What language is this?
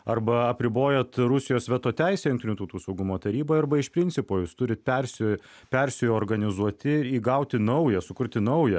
Lithuanian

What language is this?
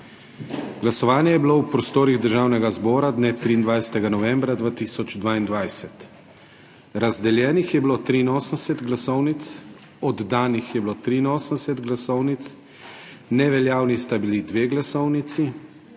Slovenian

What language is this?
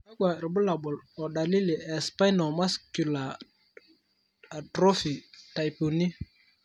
Masai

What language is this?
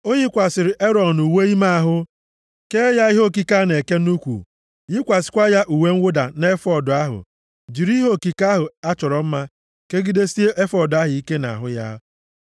Igbo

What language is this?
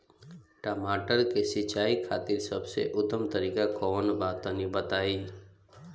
Bhojpuri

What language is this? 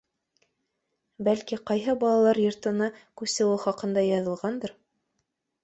Bashkir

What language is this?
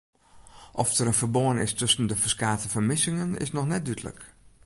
Western Frisian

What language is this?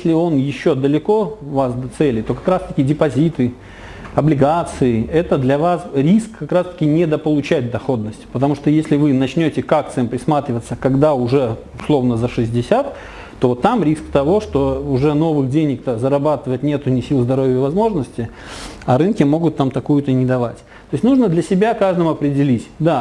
Russian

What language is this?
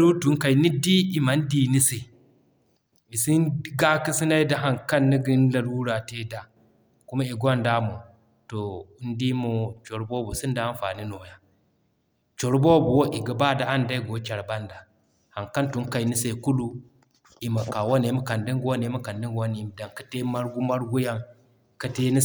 Zarma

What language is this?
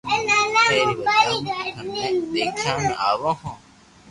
Loarki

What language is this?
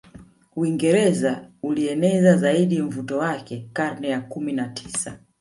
Swahili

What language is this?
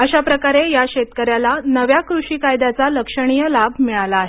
Marathi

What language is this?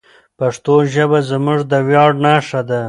Pashto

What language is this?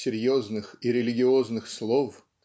Russian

